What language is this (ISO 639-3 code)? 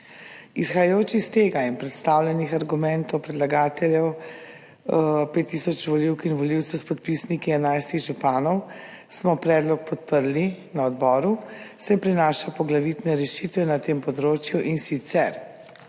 slv